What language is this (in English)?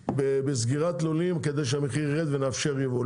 Hebrew